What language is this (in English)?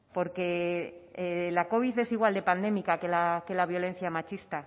Spanish